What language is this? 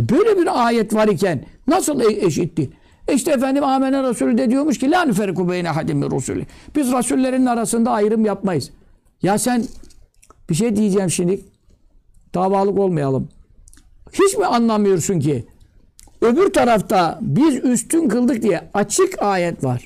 Turkish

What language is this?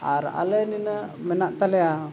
Santali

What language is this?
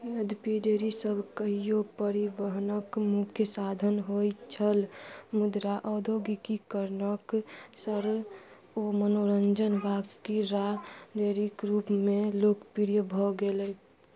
Maithili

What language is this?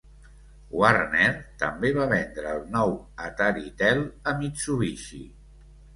Catalan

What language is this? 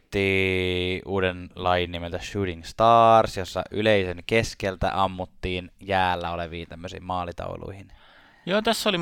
Finnish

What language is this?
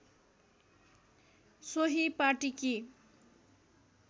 Nepali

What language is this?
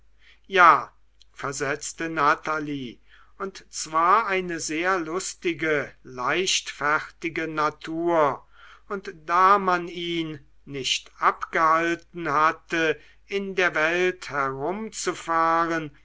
German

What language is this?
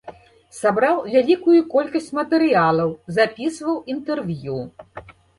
Belarusian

